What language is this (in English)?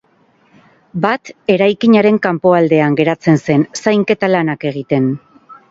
Basque